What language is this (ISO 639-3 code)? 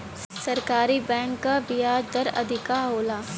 bho